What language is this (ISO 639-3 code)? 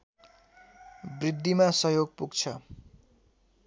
nep